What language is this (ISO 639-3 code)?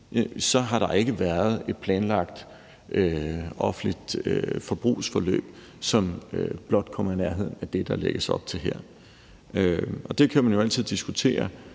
dan